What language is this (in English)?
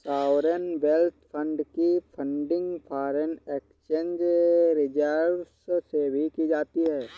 Hindi